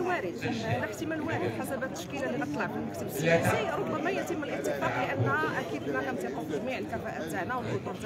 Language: Arabic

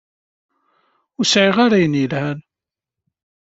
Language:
Kabyle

